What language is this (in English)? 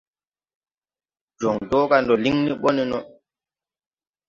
Tupuri